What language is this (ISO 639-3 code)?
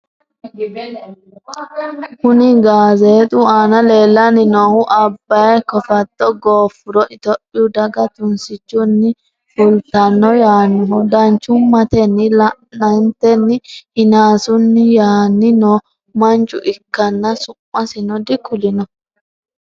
sid